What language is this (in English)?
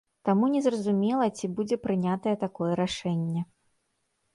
Belarusian